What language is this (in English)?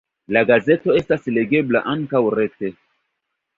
Esperanto